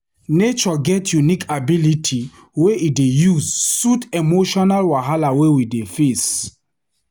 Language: Nigerian Pidgin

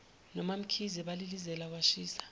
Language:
Zulu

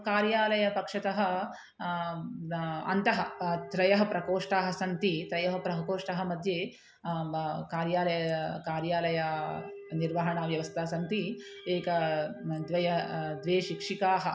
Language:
Sanskrit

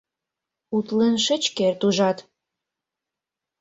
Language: Mari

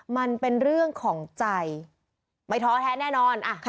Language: Thai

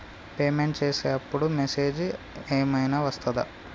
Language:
Telugu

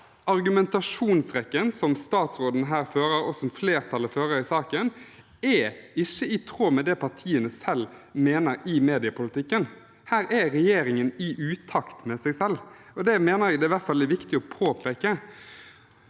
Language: Norwegian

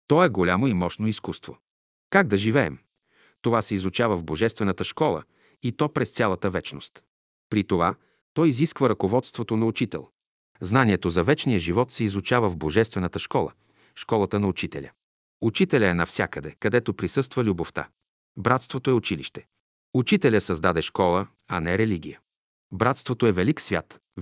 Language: Bulgarian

